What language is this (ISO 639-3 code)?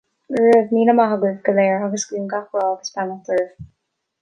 gle